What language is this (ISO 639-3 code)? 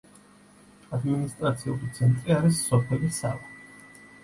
kat